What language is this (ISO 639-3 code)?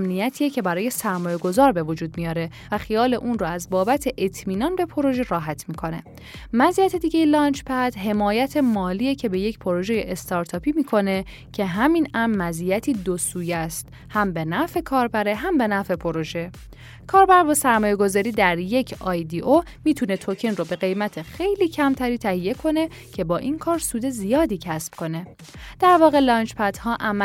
fas